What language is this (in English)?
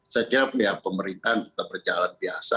Indonesian